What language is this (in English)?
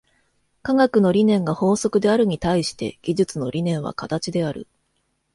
Japanese